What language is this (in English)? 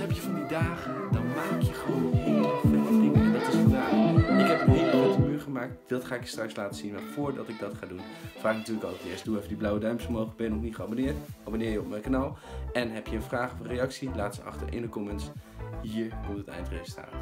Dutch